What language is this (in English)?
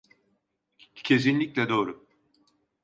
Turkish